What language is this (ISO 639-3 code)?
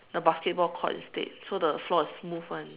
eng